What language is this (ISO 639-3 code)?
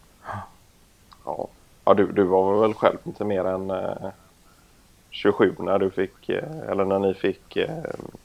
swe